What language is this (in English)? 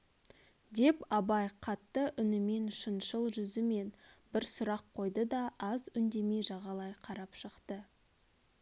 Kazakh